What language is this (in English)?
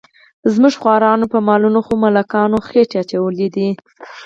Pashto